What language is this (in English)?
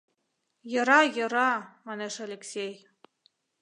Mari